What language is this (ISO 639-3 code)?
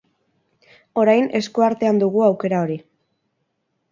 eus